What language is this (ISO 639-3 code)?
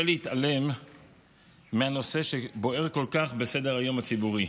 heb